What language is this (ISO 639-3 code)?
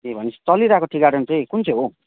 nep